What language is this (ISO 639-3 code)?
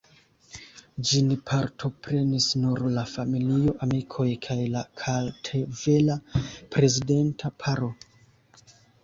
epo